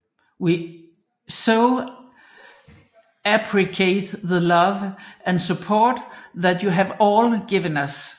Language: Danish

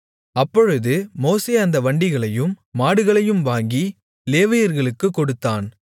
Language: Tamil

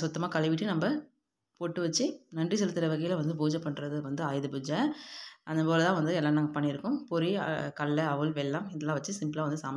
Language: Romanian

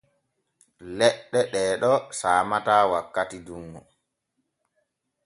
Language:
Borgu Fulfulde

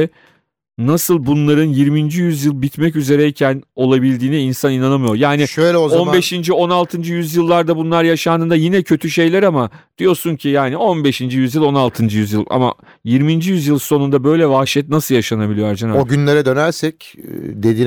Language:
Turkish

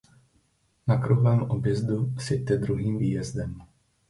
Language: Czech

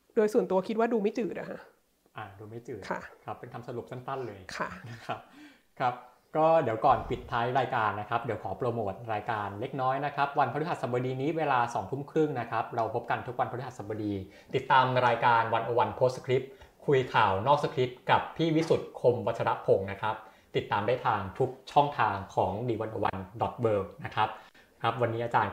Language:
Thai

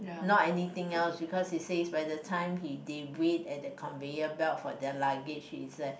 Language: English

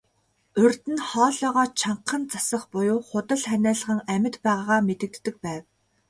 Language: Mongolian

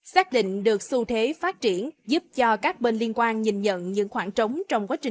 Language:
Vietnamese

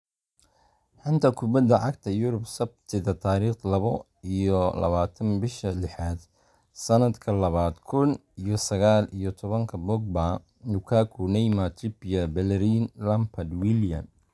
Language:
Somali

